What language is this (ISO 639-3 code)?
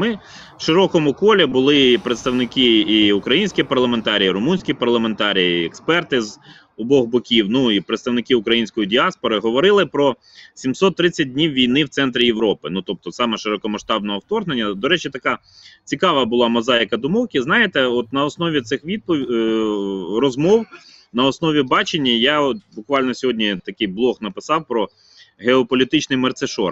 ukr